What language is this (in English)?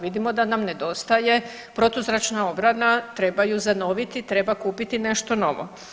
Croatian